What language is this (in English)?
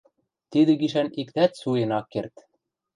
Western Mari